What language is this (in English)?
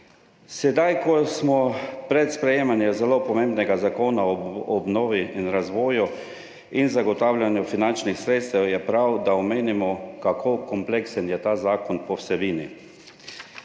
Slovenian